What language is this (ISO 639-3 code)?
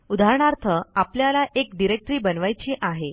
mar